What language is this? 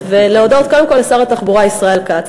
Hebrew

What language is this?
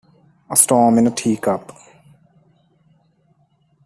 English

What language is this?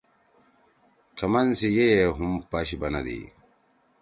Torwali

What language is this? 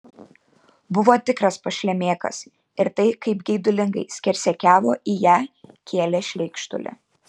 Lithuanian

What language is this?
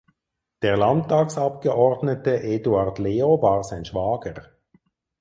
German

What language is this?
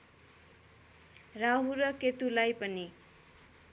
Nepali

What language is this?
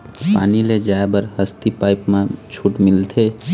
Chhattisgarhi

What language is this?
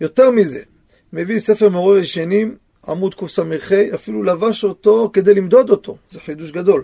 Hebrew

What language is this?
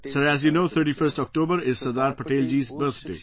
English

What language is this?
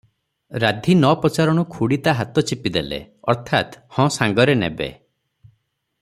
Odia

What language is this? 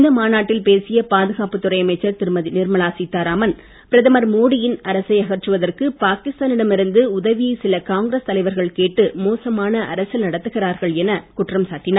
Tamil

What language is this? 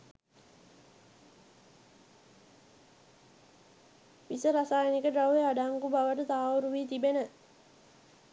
Sinhala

